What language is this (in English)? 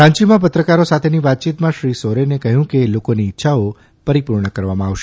Gujarati